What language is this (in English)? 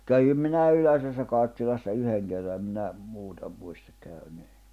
Finnish